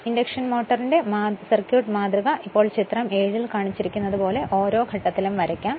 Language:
Malayalam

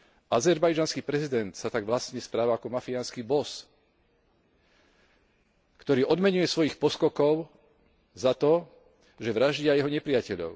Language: Slovak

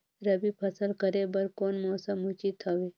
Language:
Chhattisgarhi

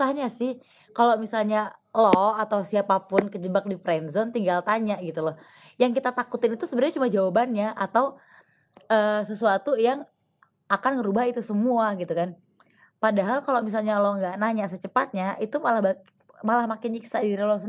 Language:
Indonesian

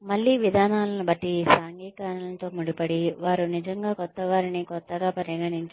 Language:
Telugu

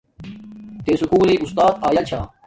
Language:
Domaaki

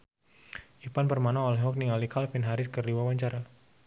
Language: Sundanese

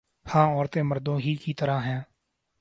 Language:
Urdu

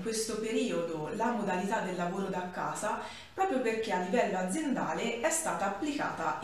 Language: Italian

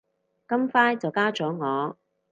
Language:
Cantonese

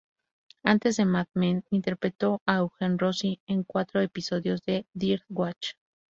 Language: Spanish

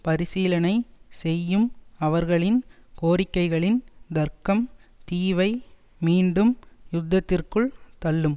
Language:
Tamil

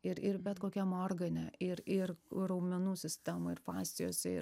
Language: Lithuanian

